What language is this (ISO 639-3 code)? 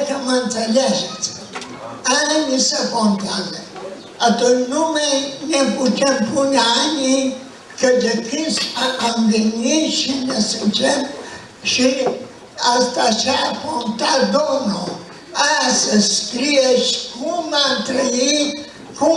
ron